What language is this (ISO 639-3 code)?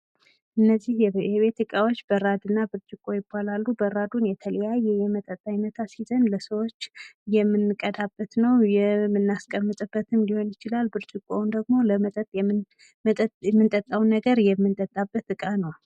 amh